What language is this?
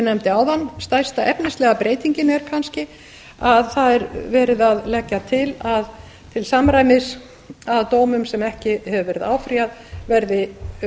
Icelandic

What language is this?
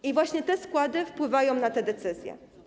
Polish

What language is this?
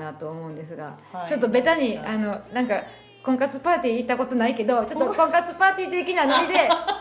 Japanese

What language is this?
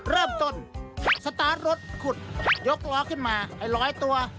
Thai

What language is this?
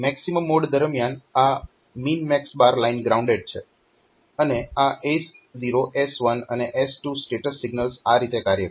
Gujarati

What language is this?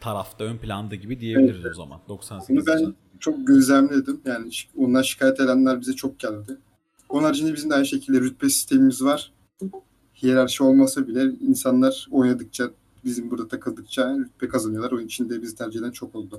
Turkish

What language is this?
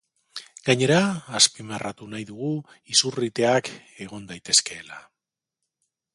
Basque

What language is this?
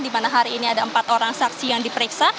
Indonesian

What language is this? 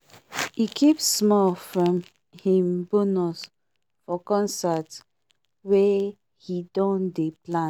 Nigerian Pidgin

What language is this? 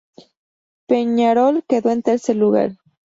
Spanish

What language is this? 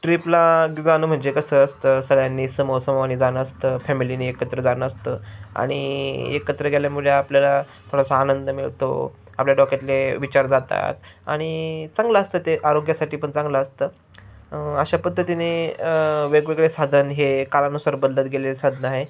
Marathi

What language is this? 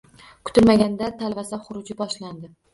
Uzbek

